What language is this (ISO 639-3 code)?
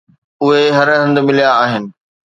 snd